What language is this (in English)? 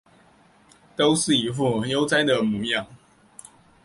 Chinese